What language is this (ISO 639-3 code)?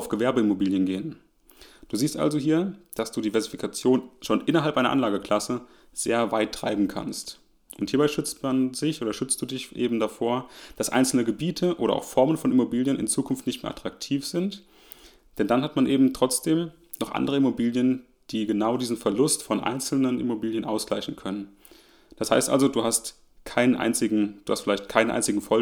deu